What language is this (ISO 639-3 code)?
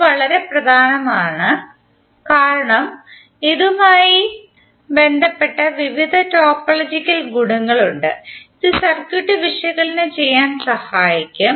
mal